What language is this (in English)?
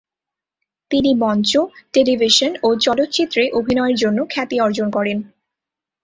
Bangla